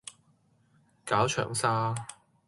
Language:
Cantonese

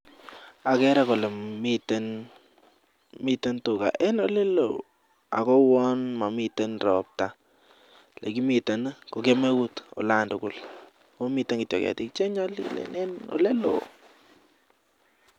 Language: Kalenjin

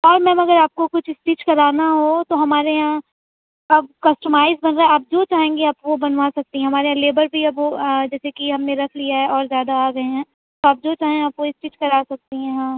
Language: Urdu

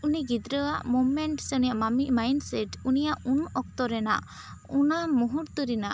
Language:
Santali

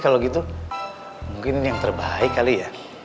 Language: Indonesian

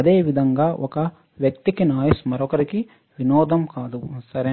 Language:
Telugu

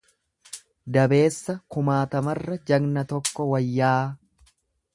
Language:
Oromo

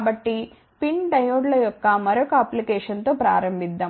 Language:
Telugu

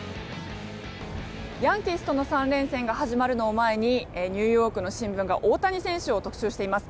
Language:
Japanese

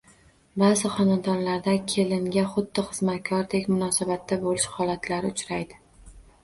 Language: Uzbek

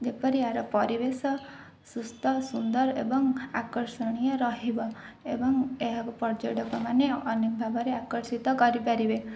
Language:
Odia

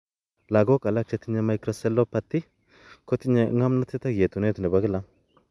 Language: Kalenjin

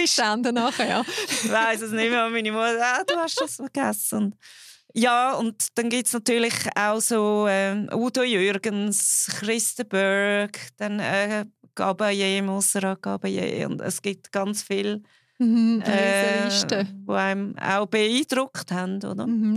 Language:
German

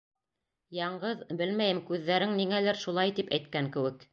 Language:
Bashkir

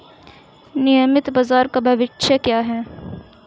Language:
Hindi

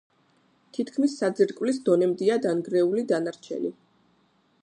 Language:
Georgian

